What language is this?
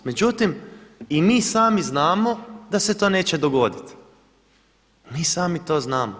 Croatian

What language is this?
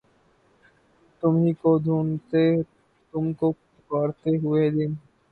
Urdu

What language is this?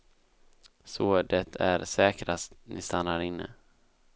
Swedish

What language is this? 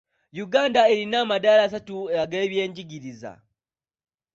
Ganda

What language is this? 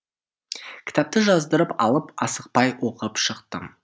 Kazakh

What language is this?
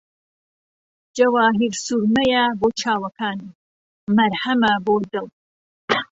Central Kurdish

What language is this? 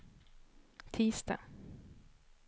Swedish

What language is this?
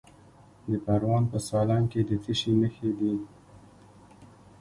Pashto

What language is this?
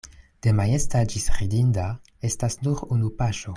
Esperanto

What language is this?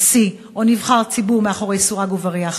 Hebrew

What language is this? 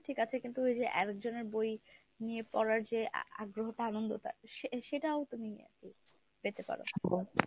Bangla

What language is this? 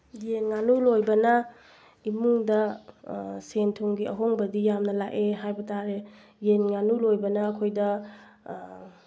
Manipuri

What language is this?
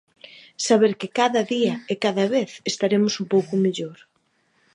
Galician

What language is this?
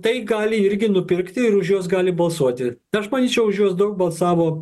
Lithuanian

